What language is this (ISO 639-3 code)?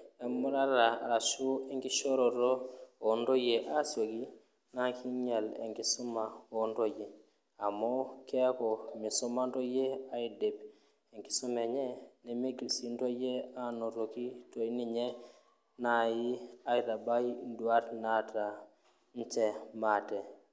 mas